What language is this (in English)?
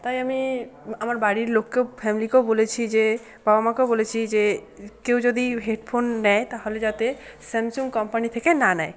Bangla